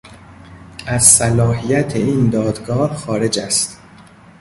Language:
Persian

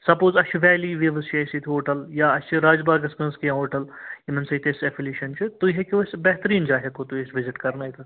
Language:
Kashmiri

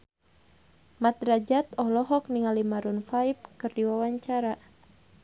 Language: Sundanese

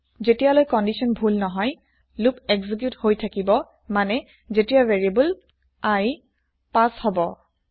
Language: Assamese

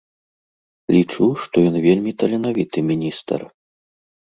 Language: Belarusian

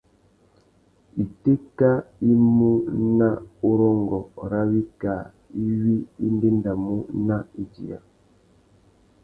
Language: Tuki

